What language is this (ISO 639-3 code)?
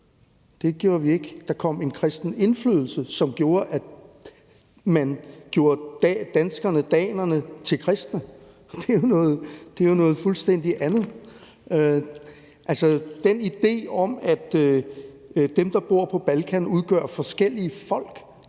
dan